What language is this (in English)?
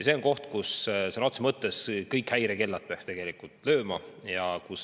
Estonian